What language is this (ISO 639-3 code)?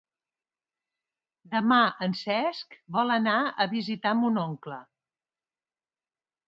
cat